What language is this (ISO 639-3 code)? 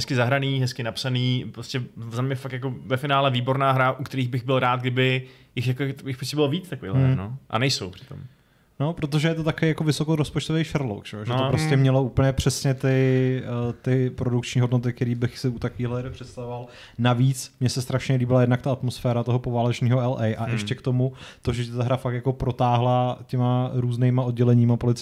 ces